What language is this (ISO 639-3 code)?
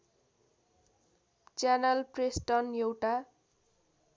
nep